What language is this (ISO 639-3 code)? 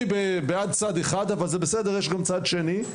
heb